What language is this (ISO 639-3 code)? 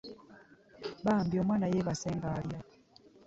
lug